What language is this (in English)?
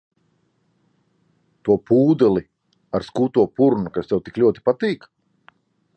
Latvian